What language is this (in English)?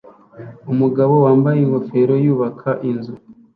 Kinyarwanda